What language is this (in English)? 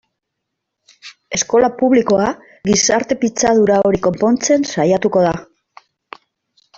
Basque